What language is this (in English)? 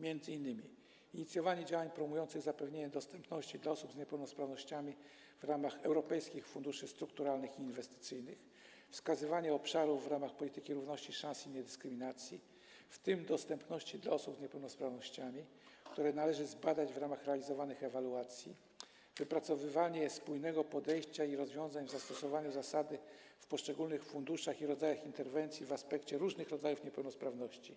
Polish